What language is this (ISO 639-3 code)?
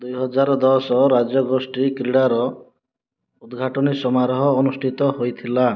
ori